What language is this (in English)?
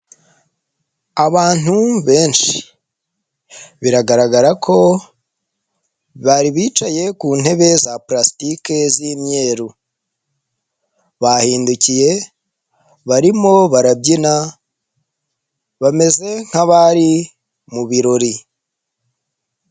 Kinyarwanda